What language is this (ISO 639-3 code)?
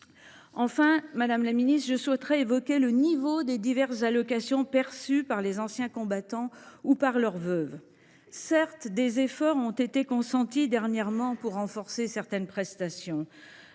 fra